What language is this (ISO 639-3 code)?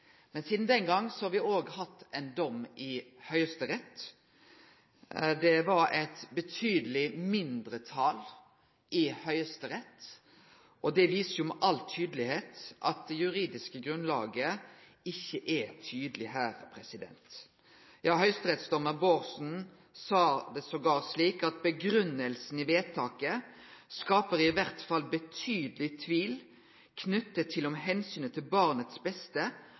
nno